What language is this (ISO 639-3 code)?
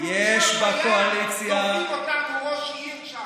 heb